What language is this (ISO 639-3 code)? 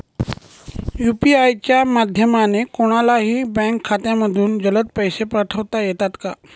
mar